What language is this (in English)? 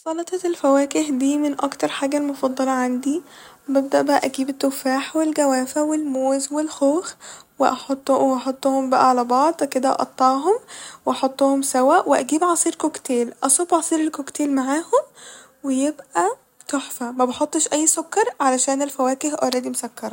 Egyptian Arabic